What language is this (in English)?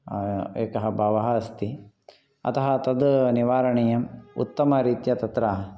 Sanskrit